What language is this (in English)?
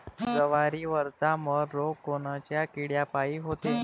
Marathi